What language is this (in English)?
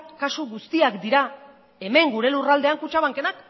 Basque